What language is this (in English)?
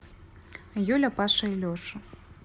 Russian